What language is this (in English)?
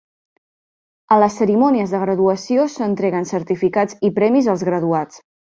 Catalan